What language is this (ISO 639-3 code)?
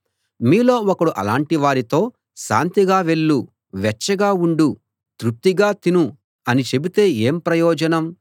tel